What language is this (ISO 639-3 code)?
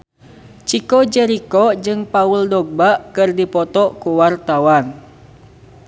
sun